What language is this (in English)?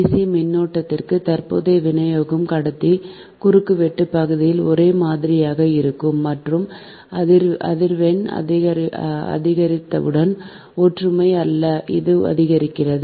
Tamil